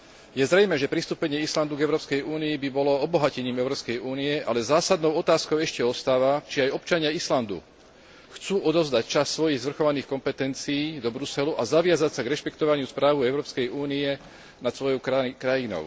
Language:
Slovak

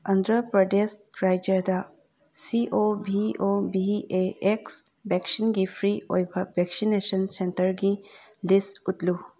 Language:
Manipuri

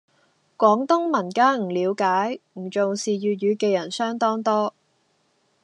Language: Cantonese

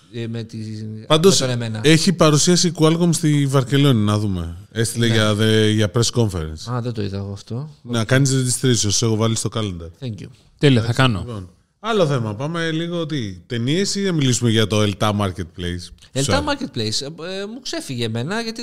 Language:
Greek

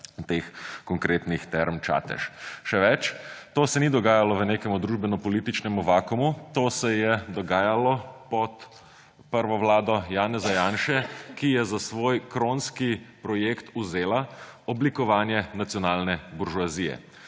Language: Slovenian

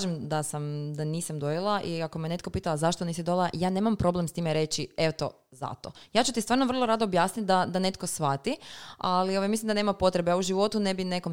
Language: Croatian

